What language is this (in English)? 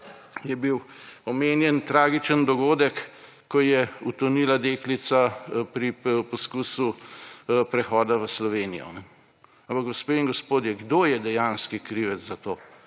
Slovenian